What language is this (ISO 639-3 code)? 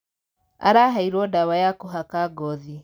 kik